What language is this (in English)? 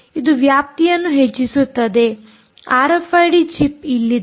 Kannada